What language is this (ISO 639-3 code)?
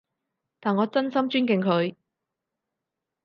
yue